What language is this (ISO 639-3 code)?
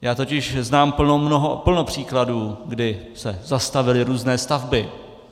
ces